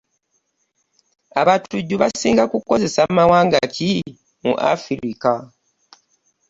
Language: Ganda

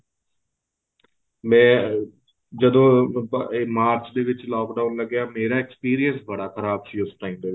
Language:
Punjabi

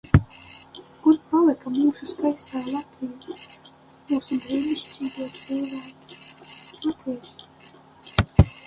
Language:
Latvian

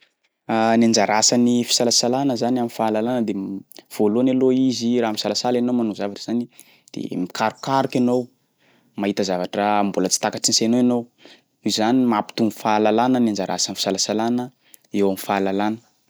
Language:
Sakalava Malagasy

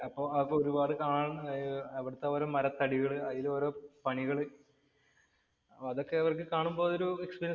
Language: Malayalam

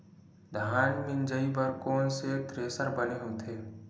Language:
Chhattisgarhi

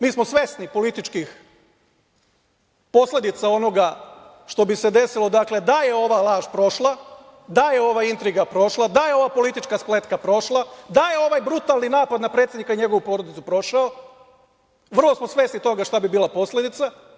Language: Serbian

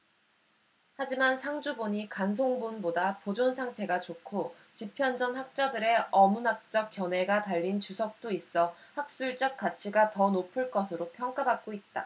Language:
Korean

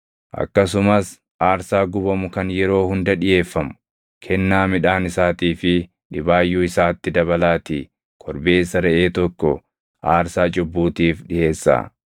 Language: Oromo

